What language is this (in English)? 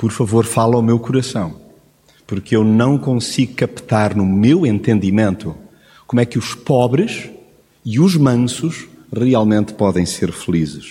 Portuguese